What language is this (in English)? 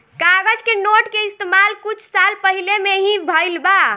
Bhojpuri